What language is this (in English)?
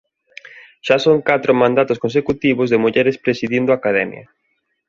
Galician